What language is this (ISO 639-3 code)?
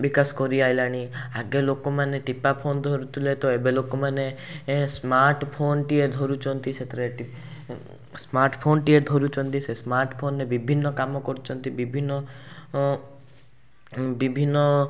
ori